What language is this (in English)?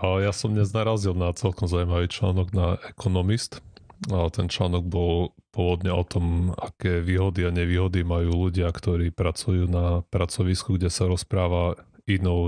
Slovak